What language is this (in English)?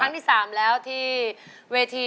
Thai